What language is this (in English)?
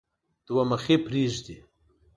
Pashto